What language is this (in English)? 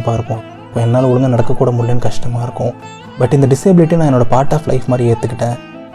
Tamil